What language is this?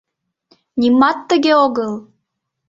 Mari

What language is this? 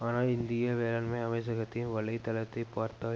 Tamil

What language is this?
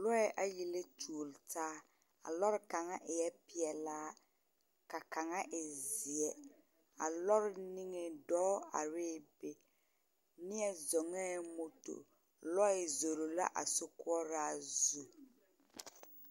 Southern Dagaare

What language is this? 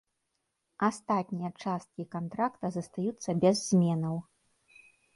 Belarusian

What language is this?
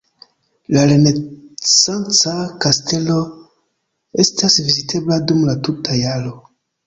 Esperanto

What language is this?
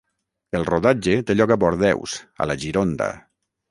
Catalan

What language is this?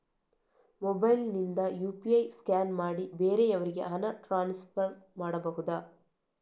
Kannada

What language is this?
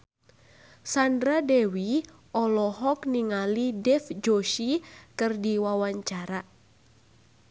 Sundanese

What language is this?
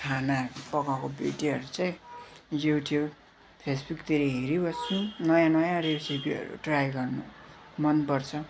Nepali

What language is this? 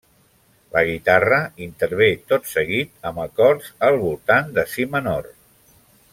Catalan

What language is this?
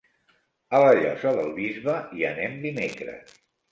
Catalan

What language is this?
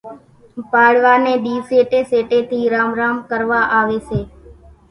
Kachi Koli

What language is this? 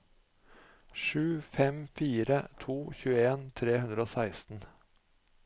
Norwegian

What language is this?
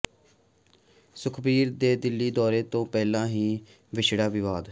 Punjabi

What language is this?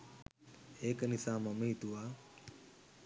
Sinhala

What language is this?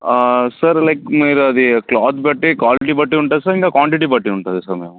Telugu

